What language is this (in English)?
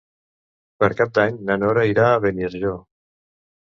Catalan